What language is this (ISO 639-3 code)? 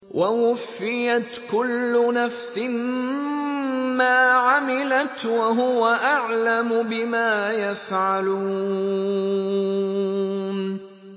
ara